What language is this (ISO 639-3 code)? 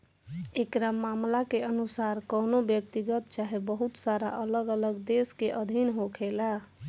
bho